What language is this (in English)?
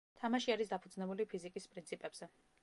Georgian